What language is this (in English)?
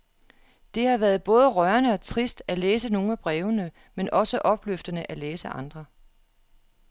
Danish